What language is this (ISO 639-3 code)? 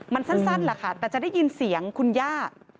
tha